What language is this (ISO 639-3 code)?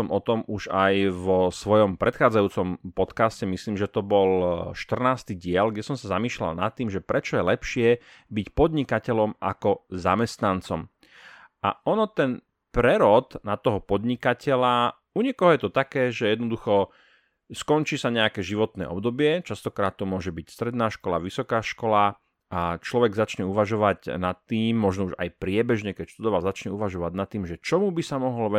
slk